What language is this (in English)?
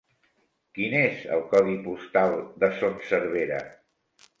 Catalan